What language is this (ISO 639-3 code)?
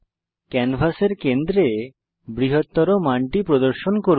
ben